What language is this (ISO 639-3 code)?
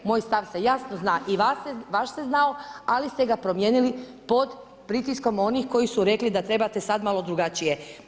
hrv